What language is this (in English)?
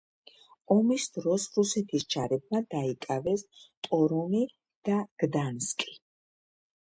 Georgian